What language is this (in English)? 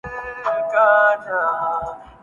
Urdu